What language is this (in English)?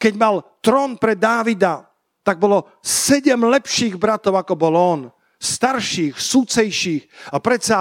Slovak